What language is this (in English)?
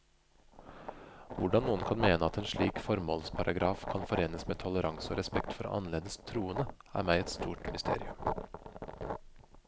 Norwegian